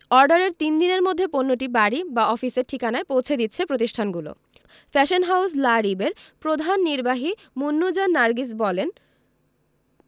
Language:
Bangla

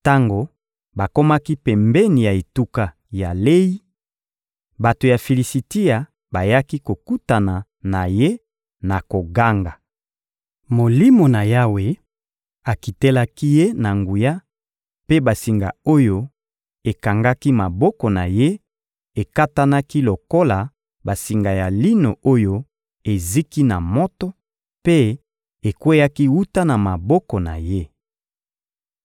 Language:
Lingala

